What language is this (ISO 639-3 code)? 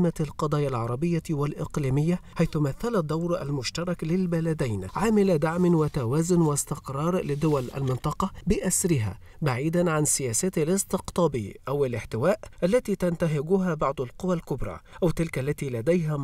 ara